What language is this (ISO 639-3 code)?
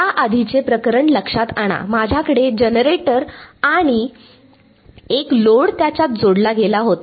mar